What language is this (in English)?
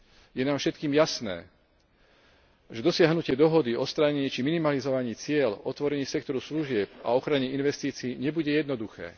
Slovak